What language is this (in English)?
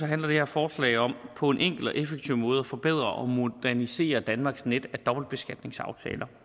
Danish